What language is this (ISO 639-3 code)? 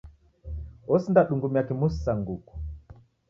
dav